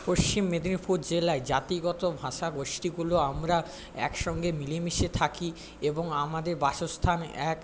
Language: Bangla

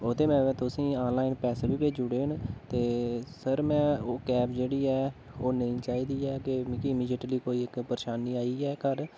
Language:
Dogri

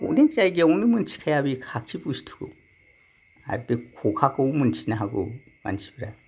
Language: Bodo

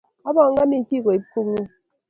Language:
Kalenjin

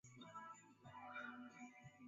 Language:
Swahili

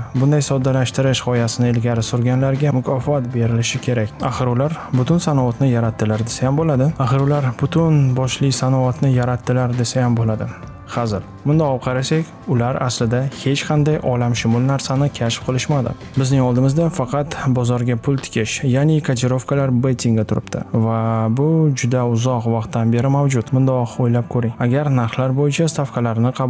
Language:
Uzbek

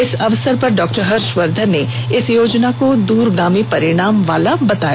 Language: Hindi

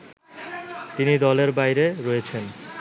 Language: Bangla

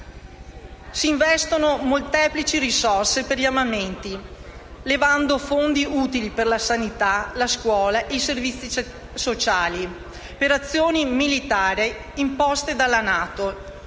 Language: Italian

